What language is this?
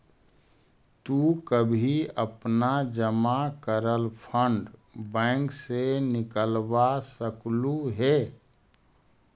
Magahi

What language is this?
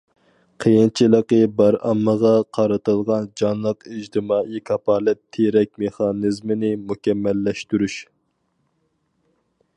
Uyghur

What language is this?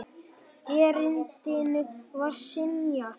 Icelandic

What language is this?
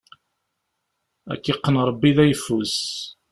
Kabyle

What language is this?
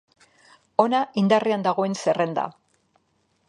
Basque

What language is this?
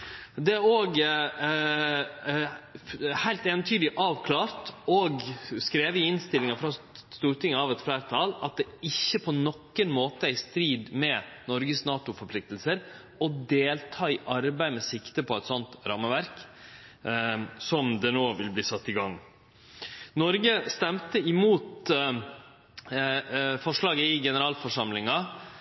Norwegian Nynorsk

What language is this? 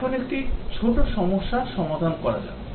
Bangla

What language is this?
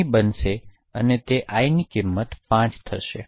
Gujarati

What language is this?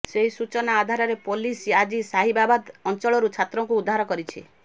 Odia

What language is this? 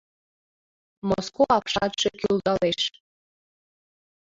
Mari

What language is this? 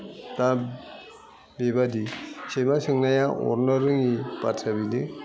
Bodo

